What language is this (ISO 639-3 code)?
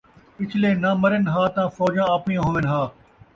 skr